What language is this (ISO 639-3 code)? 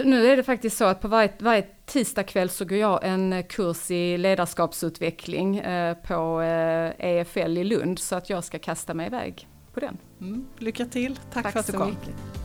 swe